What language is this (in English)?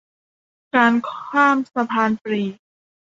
Thai